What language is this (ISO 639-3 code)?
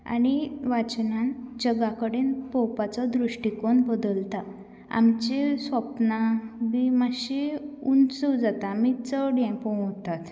kok